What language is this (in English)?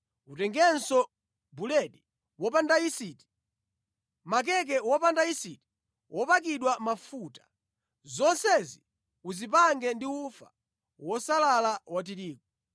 Nyanja